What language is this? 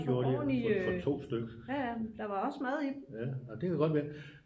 Danish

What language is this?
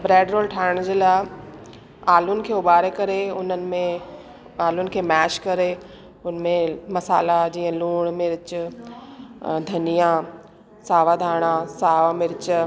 Sindhi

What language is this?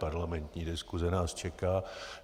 Czech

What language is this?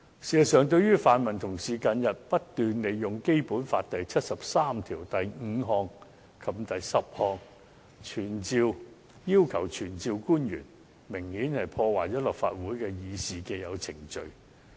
Cantonese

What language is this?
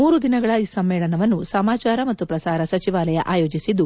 Kannada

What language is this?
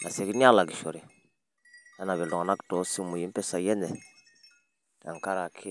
Masai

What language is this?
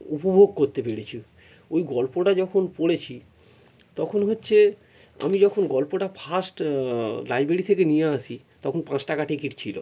Bangla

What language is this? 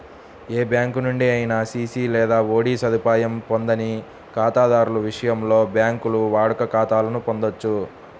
Telugu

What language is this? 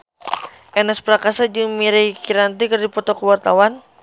Sundanese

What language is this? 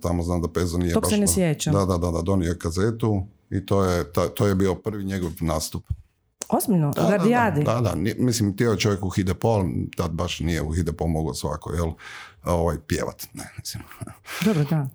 Croatian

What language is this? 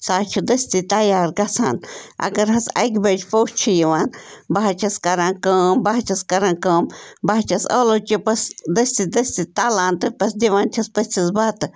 Kashmiri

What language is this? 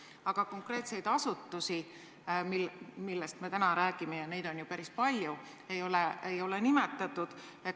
Estonian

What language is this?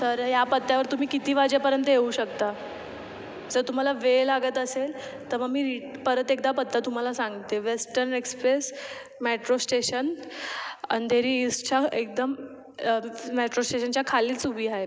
Marathi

